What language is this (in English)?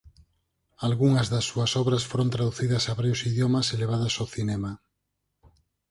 Galician